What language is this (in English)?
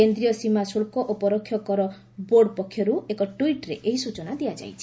Odia